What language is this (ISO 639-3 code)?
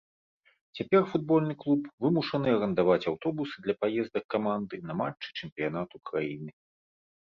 bel